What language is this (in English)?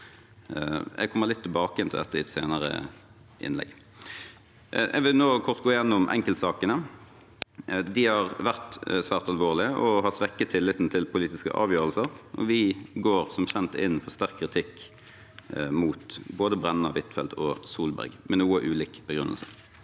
Norwegian